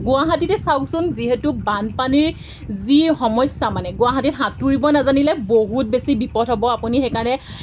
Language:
Assamese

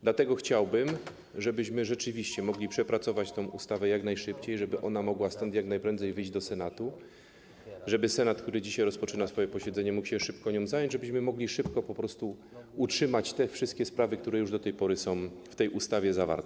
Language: Polish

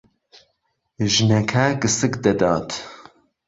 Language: Central Kurdish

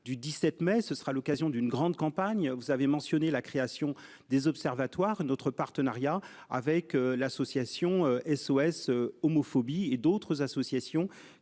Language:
French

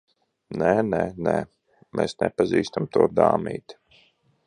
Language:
Latvian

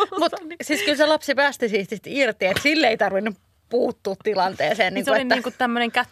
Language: Finnish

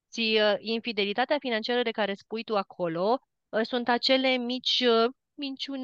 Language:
Romanian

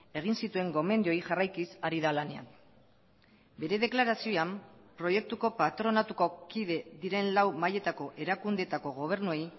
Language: Basque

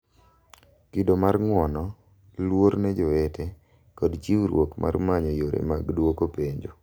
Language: Luo (Kenya and Tanzania)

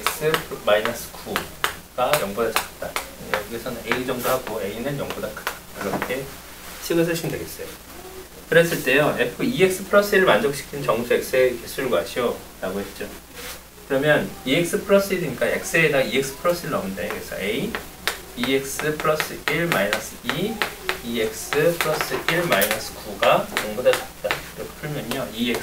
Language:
Korean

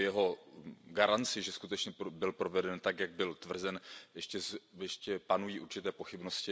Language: Czech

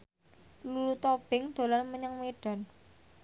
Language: Javanese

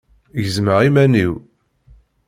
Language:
Kabyle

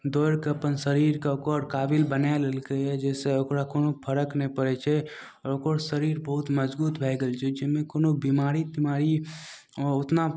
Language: Maithili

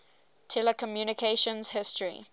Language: English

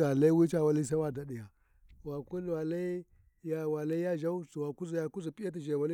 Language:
Warji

